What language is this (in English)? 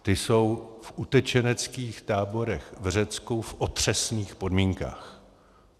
Czech